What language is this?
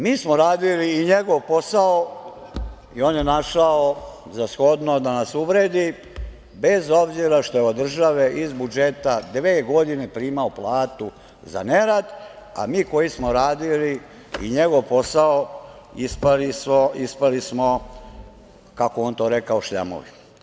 Serbian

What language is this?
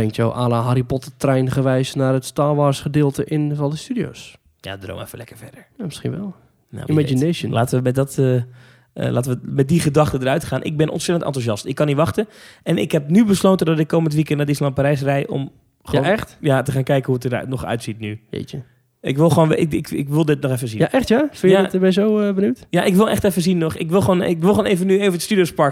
Dutch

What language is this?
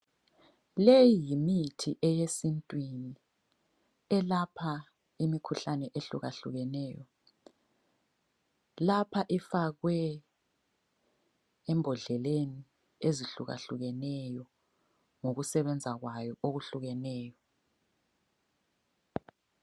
North Ndebele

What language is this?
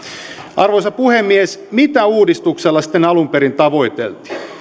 Finnish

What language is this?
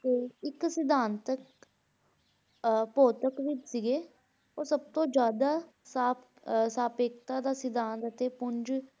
Punjabi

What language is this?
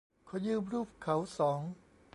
Thai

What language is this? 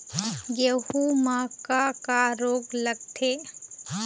Chhattisgarhi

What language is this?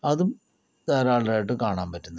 Malayalam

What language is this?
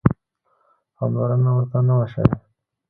Pashto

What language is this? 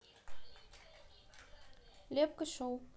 Russian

